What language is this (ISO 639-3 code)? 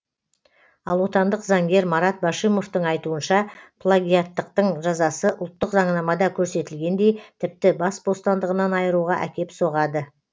kaz